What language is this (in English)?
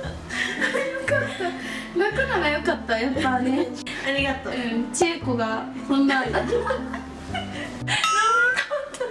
Japanese